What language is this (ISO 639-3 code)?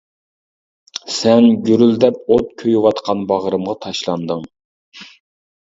uig